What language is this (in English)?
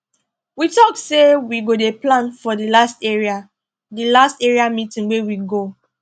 Nigerian Pidgin